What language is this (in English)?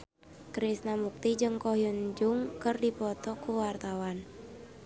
Sundanese